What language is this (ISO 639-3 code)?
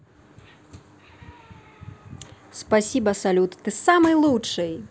rus